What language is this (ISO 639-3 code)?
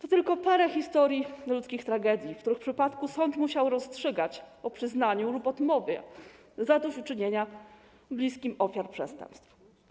pol